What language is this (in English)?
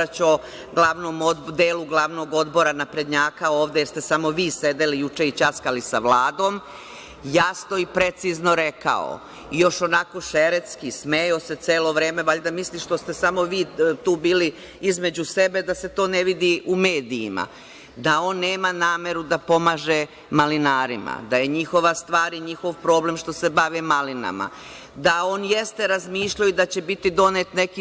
Serbian